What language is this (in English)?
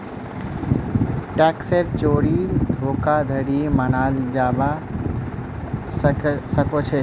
Magahi